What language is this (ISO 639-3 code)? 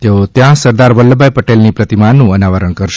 guj